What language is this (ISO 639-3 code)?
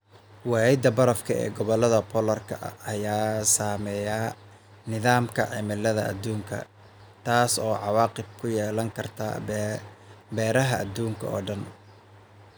som